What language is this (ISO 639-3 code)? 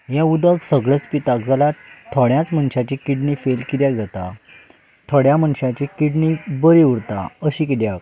kok